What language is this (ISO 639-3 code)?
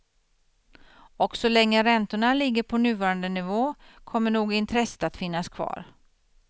swe